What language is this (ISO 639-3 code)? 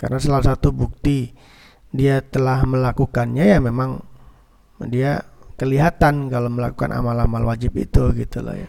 ind